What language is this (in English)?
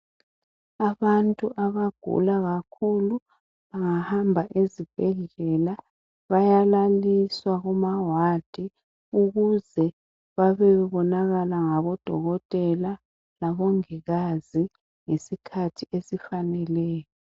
North Ndebele